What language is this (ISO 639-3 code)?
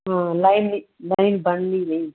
pan